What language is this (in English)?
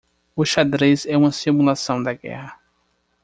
Portuguese